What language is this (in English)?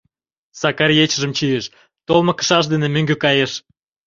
Mari